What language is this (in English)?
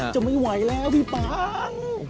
Thai